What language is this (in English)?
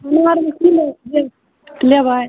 Maithili